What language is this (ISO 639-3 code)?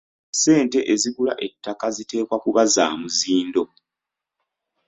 lug